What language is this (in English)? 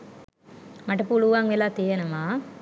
Sinhala